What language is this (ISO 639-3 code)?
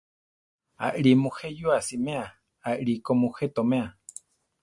tar